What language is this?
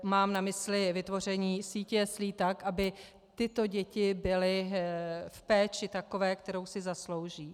Czech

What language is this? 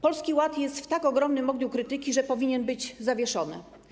Polish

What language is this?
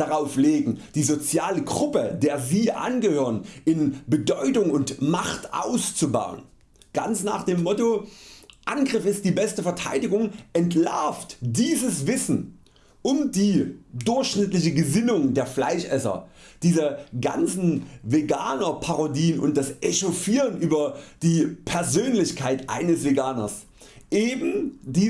German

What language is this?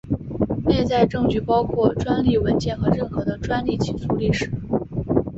Chinese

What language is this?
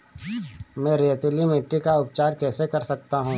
Hindi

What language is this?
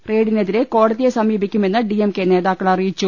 Malayalam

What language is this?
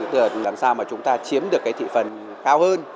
Vietnamese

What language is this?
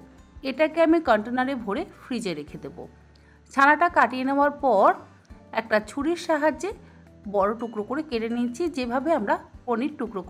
Bangla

